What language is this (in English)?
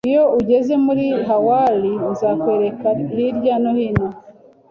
Kinyarwanda